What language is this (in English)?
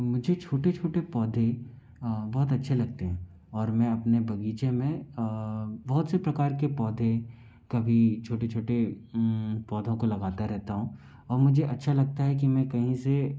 Hindi